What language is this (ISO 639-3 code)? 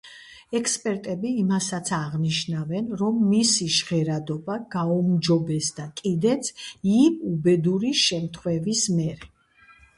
kat